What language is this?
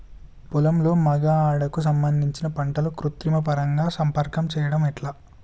Telugu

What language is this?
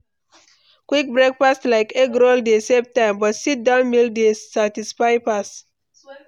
Nigerian Pidgin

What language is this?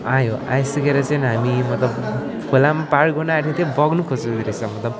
Nepali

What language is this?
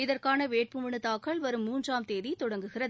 Tamil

